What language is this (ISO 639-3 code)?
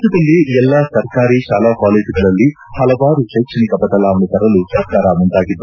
kan